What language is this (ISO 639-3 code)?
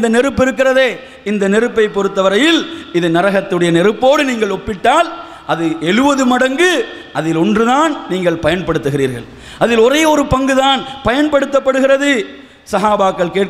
ind